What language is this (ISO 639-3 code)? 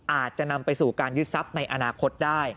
tha